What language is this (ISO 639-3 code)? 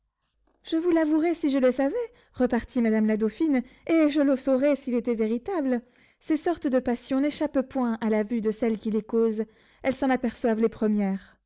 fra